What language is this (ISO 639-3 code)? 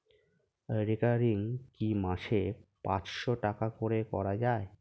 ben